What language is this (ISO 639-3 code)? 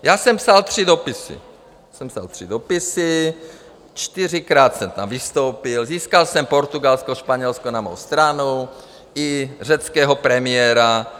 ces